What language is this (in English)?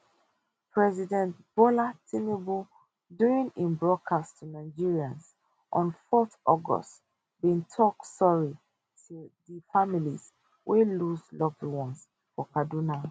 Nigerian Pidgin